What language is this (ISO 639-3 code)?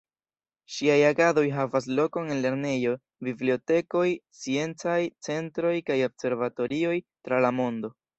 epo